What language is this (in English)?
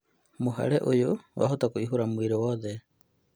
Kikuyu